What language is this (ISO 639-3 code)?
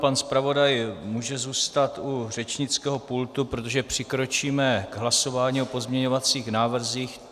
ces